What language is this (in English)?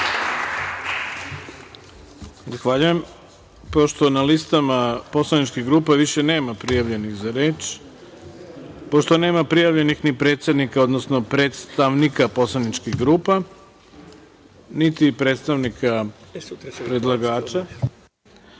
Serbian